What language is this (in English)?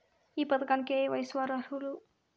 Telugu